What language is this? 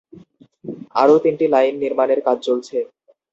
Bangla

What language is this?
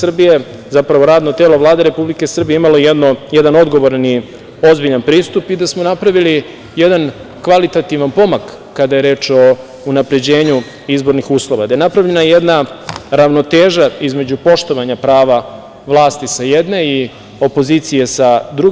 Serbian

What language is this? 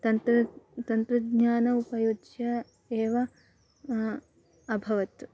Sanskrit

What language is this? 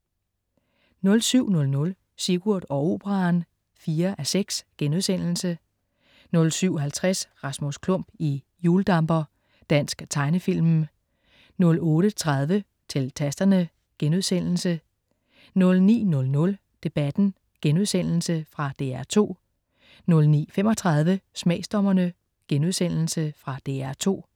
Danish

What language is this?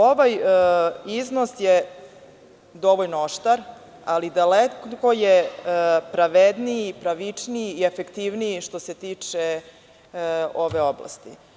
Serbian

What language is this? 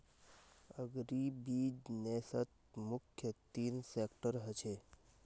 Magahi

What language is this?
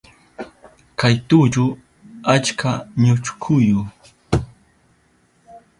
Southern Pastaza Quechua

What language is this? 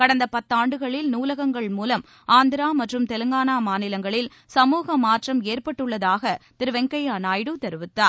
Tamil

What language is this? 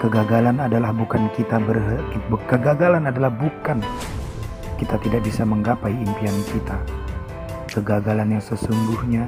Indonesian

